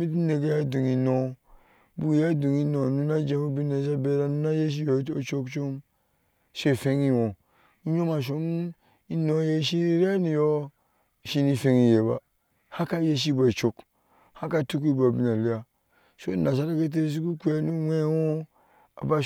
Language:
Ashe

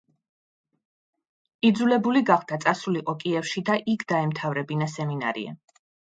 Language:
Georgian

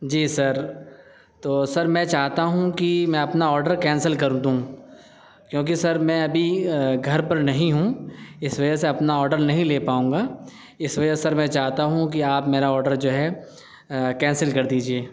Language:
Urdu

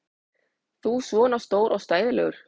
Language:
Icelandic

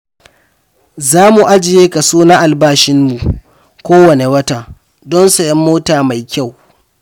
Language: Hausa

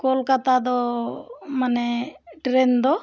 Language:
Santali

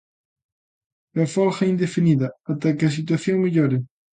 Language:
Galician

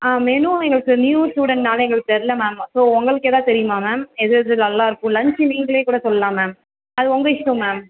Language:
Tamil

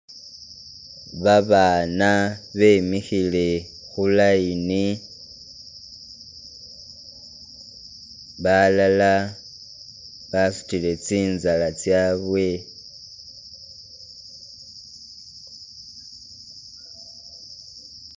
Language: Masaaba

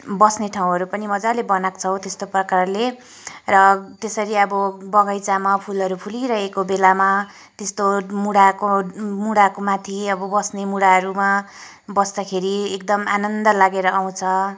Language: Nepali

